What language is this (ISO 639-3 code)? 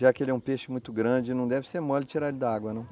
por